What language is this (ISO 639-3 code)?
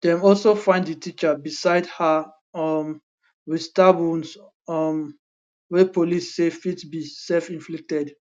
pcm